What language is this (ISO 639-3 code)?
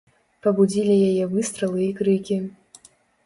bel